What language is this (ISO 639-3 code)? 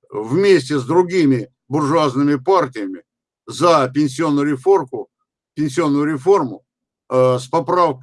rus